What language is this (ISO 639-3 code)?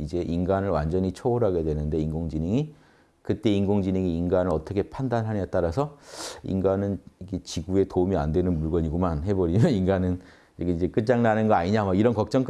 kor